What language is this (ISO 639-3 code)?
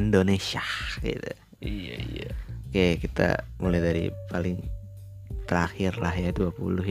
ind